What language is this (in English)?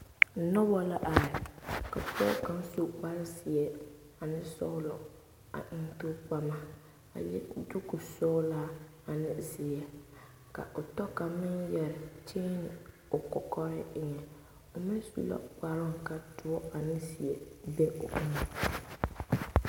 Southern Dagaare